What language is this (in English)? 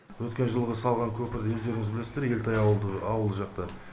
Kazakh